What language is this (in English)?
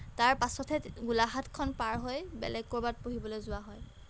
Assamese